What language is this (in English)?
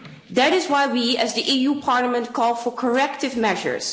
English